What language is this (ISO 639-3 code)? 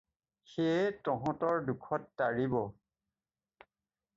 asm